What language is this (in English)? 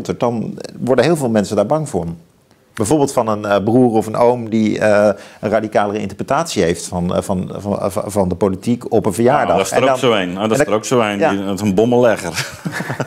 Dutch